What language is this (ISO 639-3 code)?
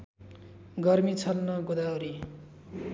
nep